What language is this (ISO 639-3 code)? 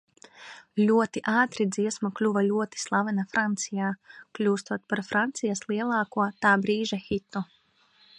lav